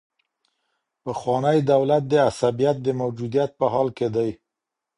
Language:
Pashto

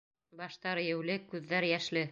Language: Bashkir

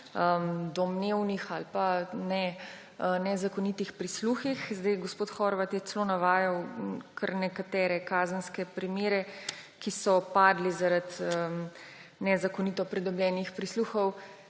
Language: Slovenian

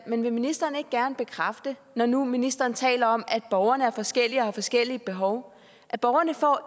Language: Danish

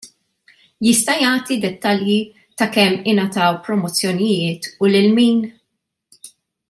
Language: Maltese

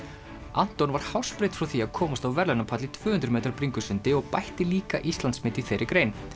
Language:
Icelandic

